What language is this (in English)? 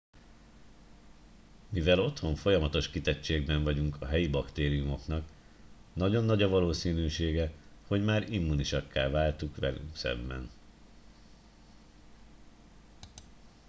Hungarian